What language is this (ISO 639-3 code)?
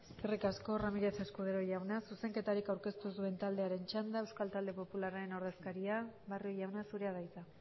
eus